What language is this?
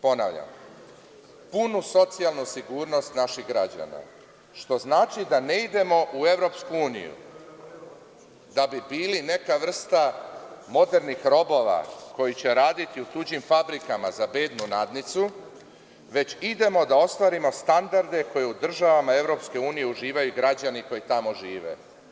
Serbian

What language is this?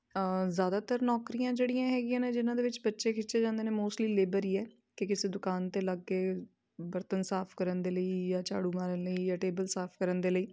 Punjabi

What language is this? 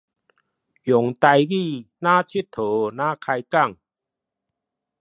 Min Nan Chinese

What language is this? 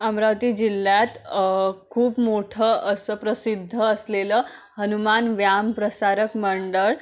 Marathi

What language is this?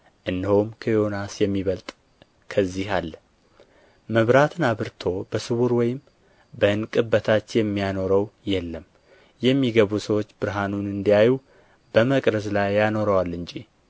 Amharic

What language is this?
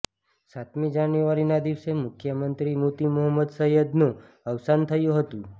Gujarati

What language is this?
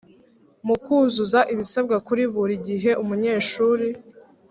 Kinyarwanda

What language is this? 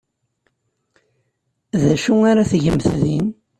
Kabyle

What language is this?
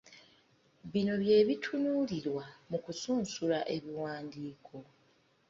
Ganda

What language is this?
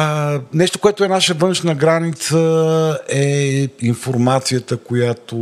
Bulgarian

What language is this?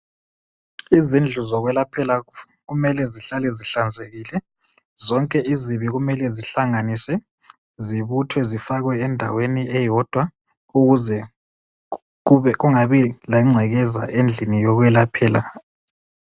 North Ndebele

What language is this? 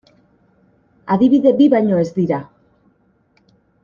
Basque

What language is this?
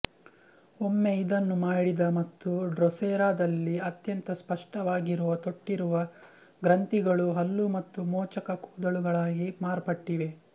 Kannada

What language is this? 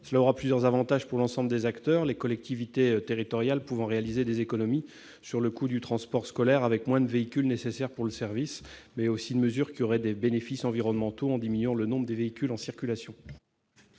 French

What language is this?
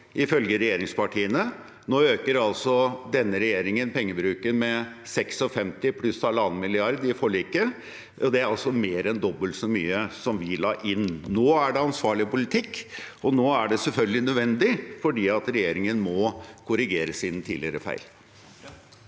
Norwegian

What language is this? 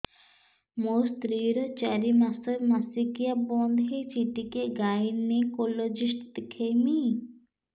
Odia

